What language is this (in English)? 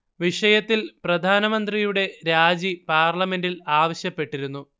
Malayalam